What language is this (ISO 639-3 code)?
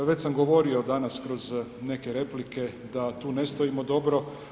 hrv